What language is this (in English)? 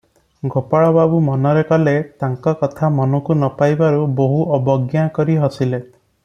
Odia